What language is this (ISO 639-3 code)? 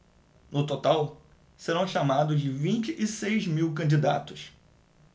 por